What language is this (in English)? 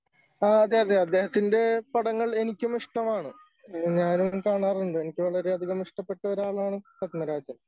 Malayalam